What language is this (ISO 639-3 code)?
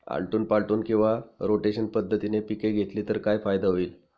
mar